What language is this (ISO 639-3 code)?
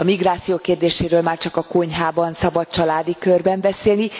hun